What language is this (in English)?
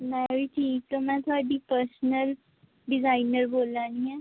Dogri